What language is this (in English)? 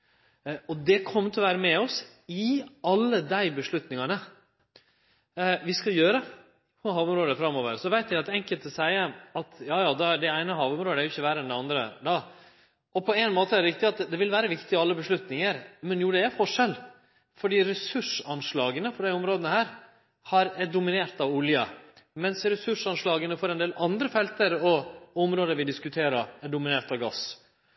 Norwegian Nynorsk